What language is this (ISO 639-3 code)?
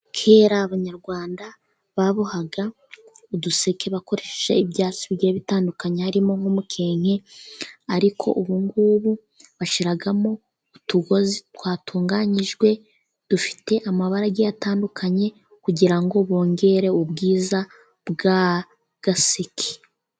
kin